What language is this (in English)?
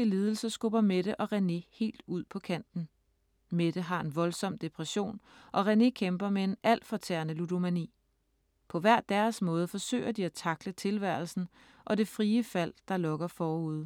Danish